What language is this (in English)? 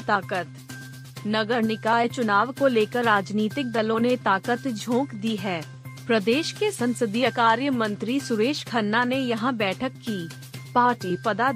Hindi